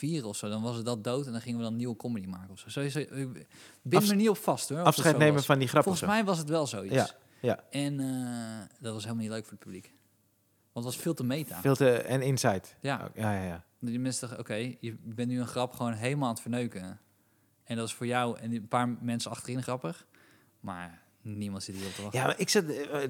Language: Dutch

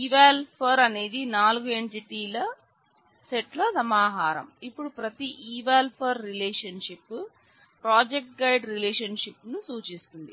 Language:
Telugu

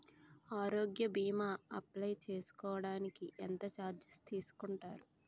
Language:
Telugu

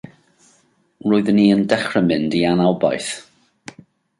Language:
Welsh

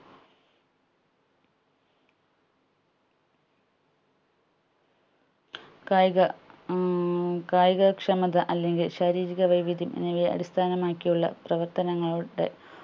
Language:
Malayalam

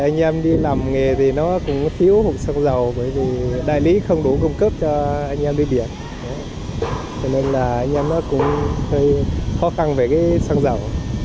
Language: Vietnamese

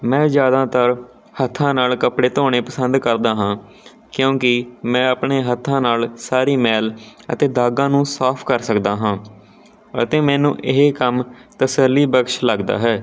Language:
Punjabi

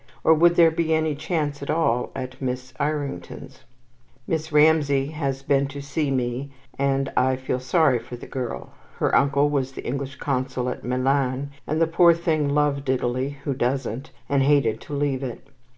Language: English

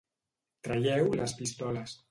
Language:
Catalan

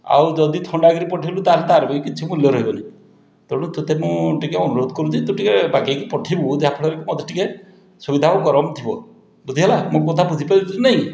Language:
Odia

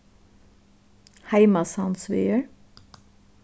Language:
Faroese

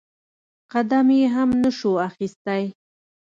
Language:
Pashto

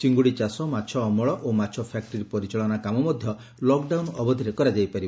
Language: Odia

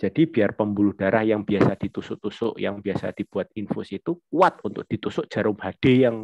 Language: Indonesian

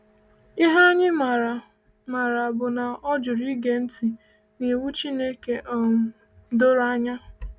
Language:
Igbo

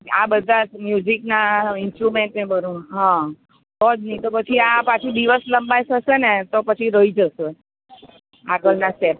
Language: Gujarati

